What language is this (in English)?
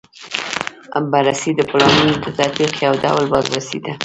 Pashto